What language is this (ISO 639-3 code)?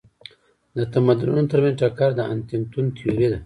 pus